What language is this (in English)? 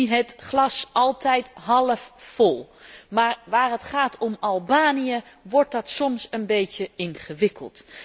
Dutch